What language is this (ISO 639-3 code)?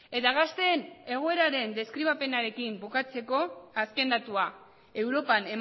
eus